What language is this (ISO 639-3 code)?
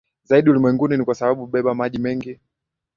swa